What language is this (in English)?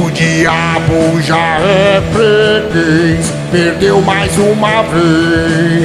Portuguese